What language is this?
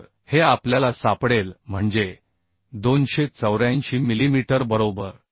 Marathi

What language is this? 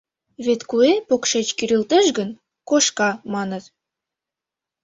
Mari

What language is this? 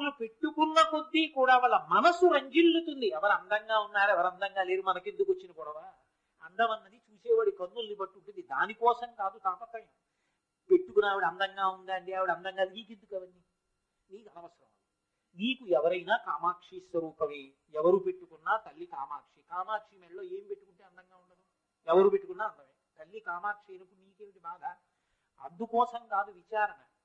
Telugu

